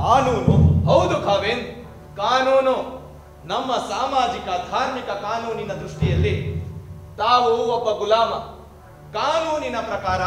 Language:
Kannada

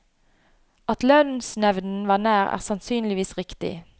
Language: Norwegian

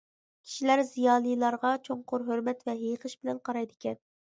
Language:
Uyghur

